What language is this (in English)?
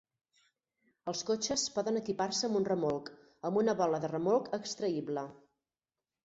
Catalan